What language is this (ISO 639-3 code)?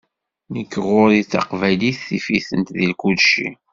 kab